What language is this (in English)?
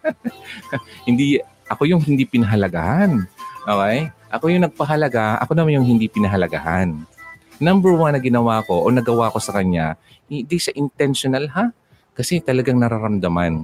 Filipino